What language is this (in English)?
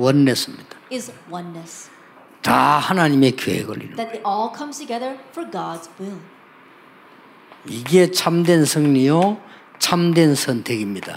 Korean